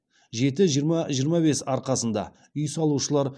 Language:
Kazakh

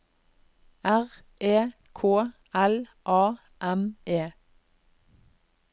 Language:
Norwegian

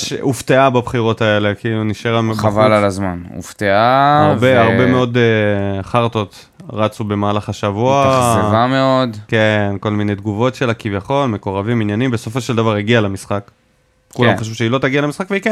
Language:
Hebrew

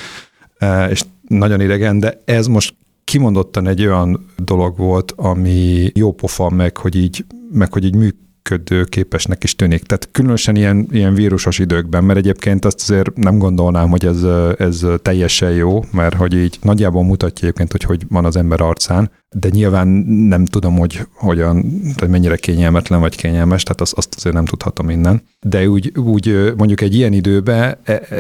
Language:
Hungarian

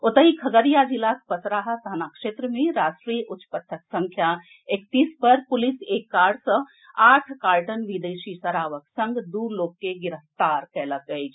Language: Maithili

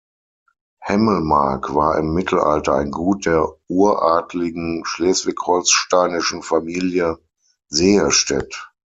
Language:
German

